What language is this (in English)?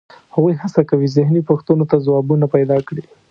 Pashto